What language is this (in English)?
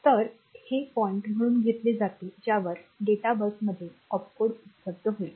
Marathi